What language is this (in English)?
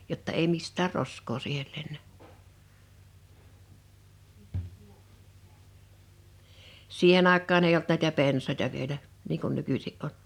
Finnish